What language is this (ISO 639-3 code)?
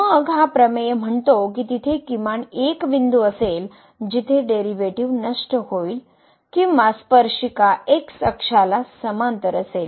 mar